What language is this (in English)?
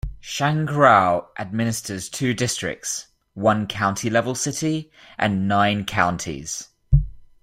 English